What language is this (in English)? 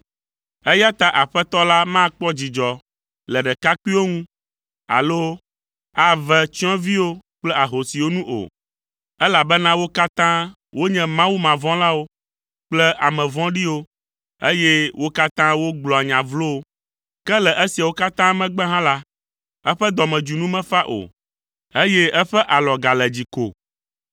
Ewe